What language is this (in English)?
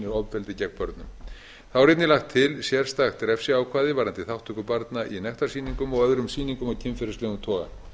Icelandic